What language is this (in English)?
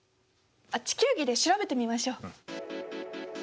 Japanese